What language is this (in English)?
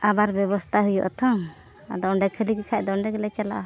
Santali